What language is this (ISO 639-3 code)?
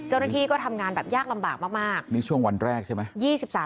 tha